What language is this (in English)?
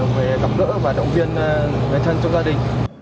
Vietnamese